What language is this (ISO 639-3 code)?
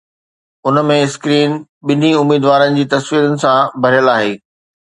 snd